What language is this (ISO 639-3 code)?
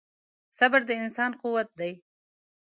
pus